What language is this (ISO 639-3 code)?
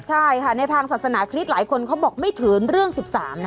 tha